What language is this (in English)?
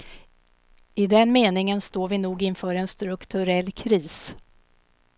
Swedish